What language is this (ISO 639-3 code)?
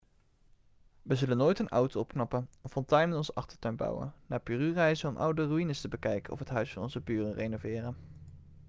nld